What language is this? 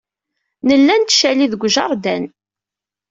Kabyle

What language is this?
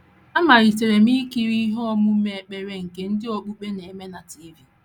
Igbo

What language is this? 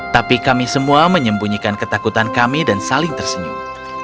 Indonesian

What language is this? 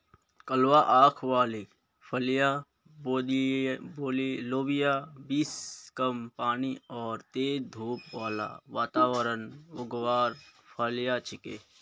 Magahi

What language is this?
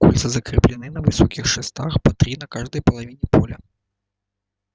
Russian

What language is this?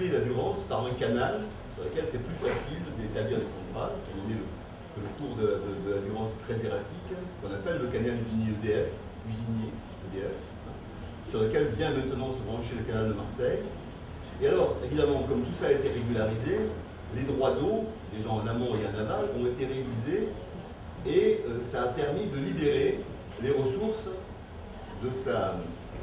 French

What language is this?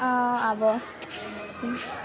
Nepali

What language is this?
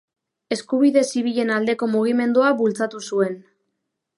Basque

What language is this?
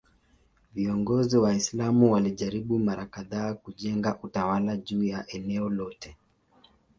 Swahili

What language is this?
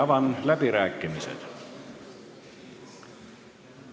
Estonian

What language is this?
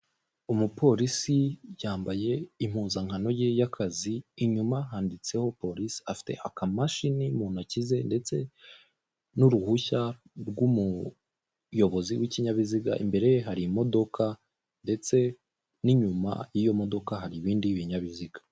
Kinyarwanda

